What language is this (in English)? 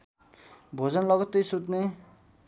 Nepali